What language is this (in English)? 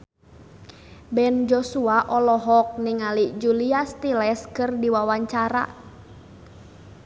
Sundanese